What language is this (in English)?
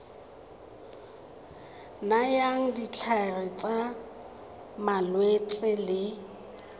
Tswana